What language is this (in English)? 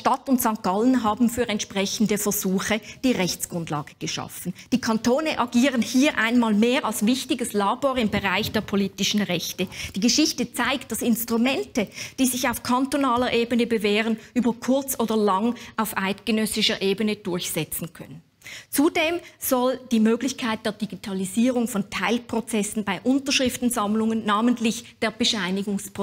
German